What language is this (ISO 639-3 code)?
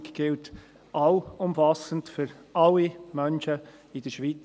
gsw